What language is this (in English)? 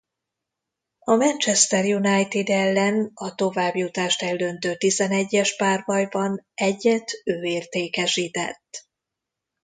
Hungarian